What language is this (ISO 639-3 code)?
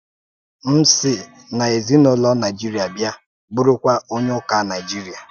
ibo